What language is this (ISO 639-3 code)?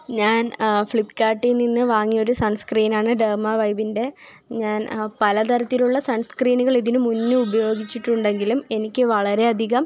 mal